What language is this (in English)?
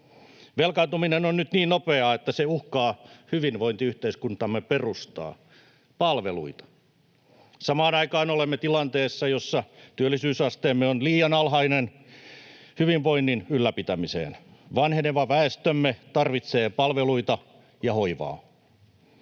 Finnish